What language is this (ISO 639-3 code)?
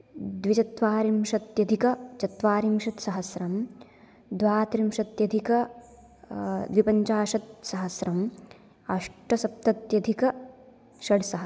san